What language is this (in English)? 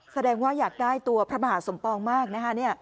Thai